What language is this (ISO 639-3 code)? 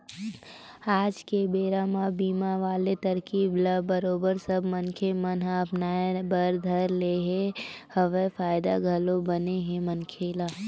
hne